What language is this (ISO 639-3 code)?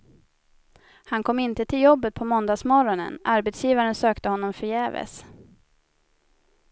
swe